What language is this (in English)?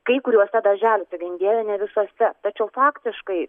Lithuanian